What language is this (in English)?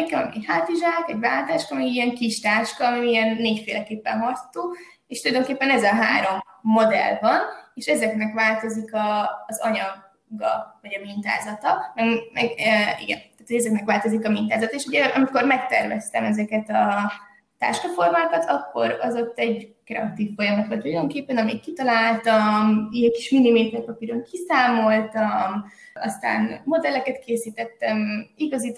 Hungarian